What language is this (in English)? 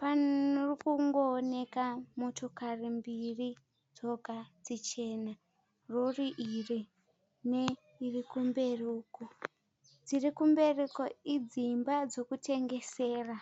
Shona